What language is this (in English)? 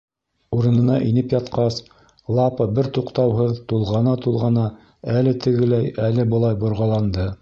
Bashkir